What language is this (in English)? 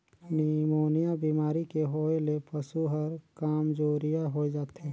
Chhattisgarhi